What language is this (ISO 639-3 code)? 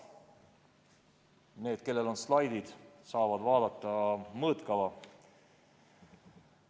est